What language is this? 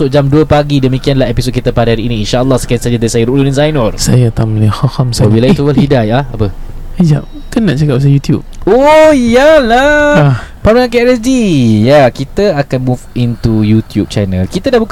Malay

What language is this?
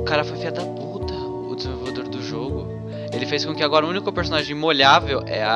Portuguese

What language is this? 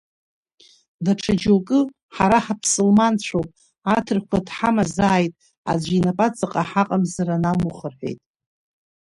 Abkhazian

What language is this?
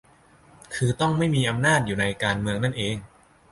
Thai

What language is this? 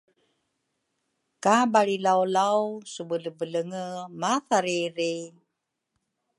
Rukai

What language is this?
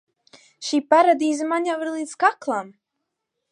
Latvian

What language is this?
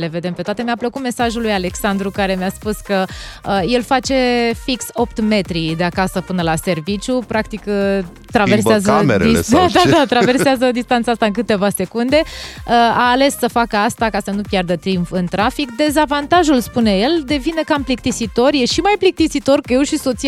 Romanian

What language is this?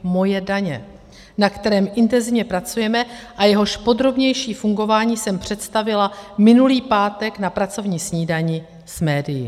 Czech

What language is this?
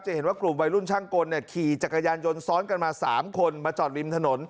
Thai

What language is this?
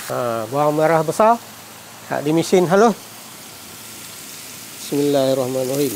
Malay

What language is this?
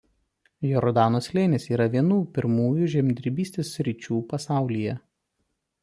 Lithuanian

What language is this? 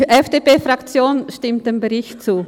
Swiss German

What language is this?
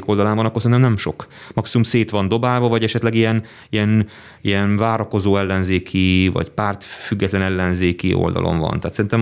Hungarian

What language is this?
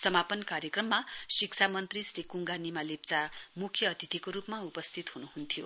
Nepali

